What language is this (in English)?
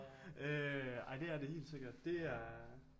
Danish